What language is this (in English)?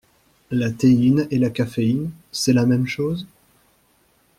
French